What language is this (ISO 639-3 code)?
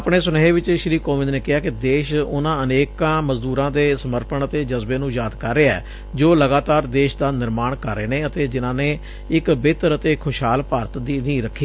pan